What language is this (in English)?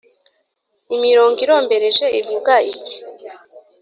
Kinyarwanda